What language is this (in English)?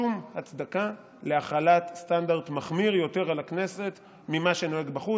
Hebrew